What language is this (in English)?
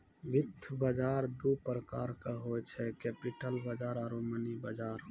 Maithili